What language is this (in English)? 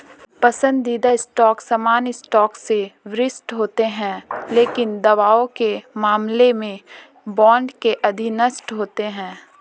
Hindi